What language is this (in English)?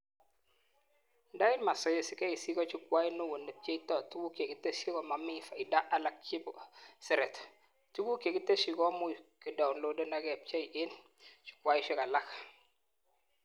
Kalenjin